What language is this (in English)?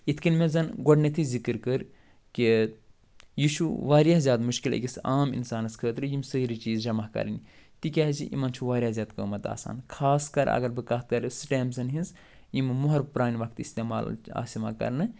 Kashmiri